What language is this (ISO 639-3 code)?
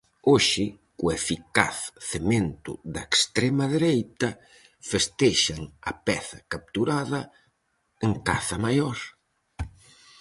glg